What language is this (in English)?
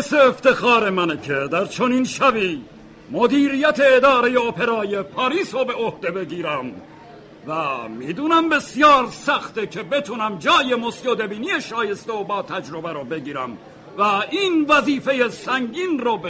Persian